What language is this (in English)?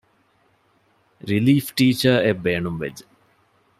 Divehi